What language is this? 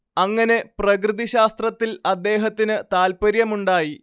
Malayalam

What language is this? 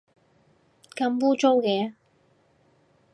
Cantonese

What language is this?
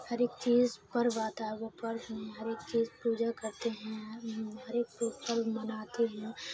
Urdu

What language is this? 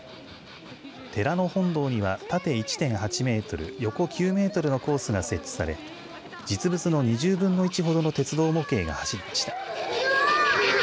Japanese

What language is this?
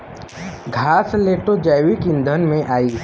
Bhojpuri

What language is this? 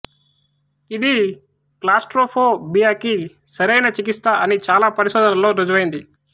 Telugu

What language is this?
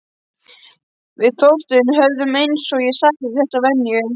Icelandic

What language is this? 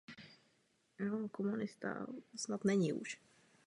Czech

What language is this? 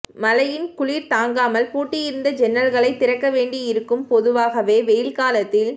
Tamil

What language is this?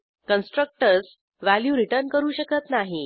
Marathi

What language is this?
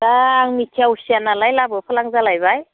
Bodo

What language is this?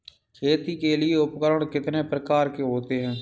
Hindi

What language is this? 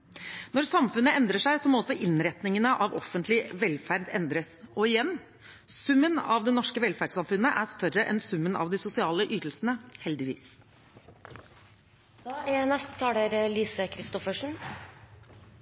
Norwegian Bokmål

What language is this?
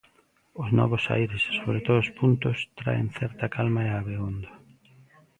Galician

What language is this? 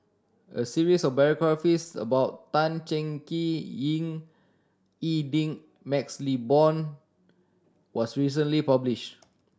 English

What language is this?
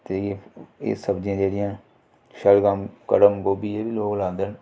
Dogri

